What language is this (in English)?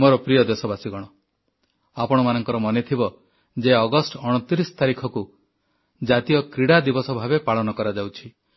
Odia